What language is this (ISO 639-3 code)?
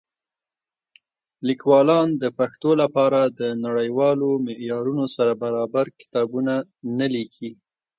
pus